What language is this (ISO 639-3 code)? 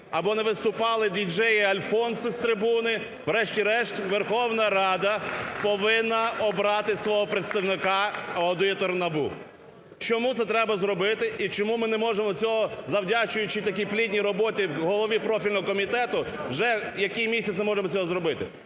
ukr